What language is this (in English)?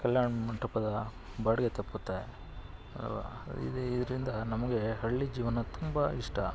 Kannada